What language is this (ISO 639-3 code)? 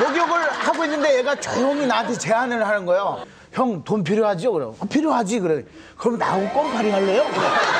kor